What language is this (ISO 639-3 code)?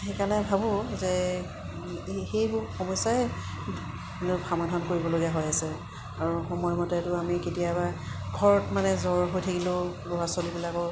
asm